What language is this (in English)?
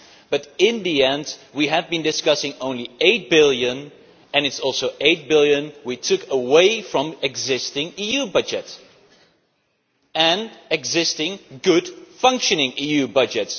English